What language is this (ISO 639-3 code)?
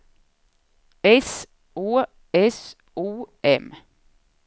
swe